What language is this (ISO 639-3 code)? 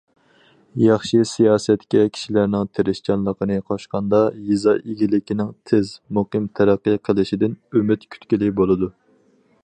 uig